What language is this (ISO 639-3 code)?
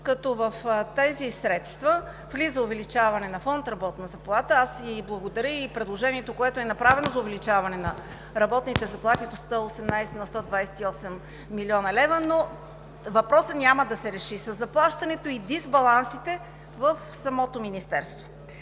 bul